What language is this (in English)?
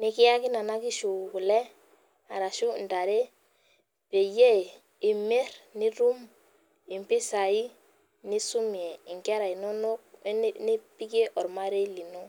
Masai